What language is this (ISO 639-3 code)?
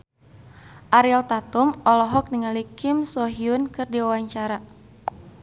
sun